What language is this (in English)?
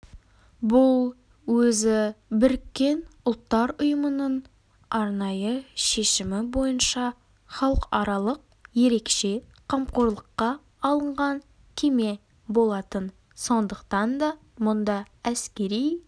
Kazakh